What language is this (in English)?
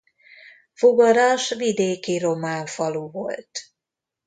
Hungarian